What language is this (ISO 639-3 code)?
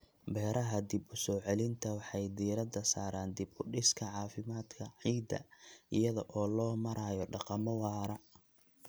som